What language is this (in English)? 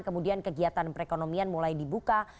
Indonesian